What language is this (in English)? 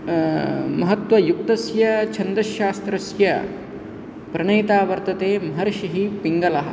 Sanskrit